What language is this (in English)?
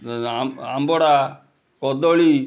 Odia